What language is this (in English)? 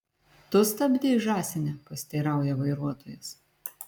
Lithuanian